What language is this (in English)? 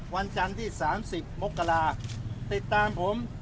Thai